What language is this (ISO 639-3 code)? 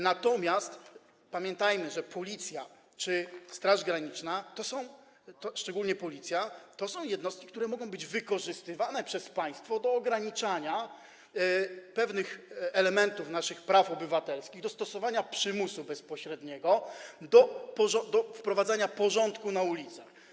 pol